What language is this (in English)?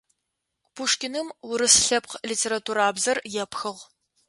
Adyghe